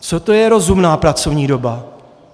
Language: Czech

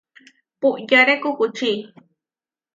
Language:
Huarijio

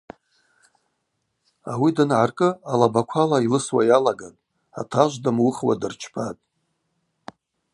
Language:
Abaza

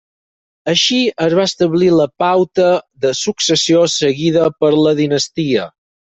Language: Catalan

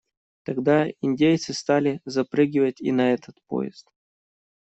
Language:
Russian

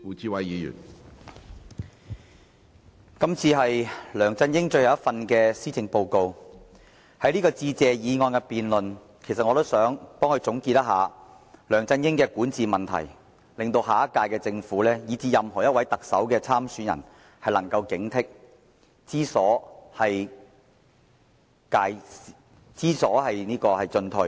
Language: Cantonese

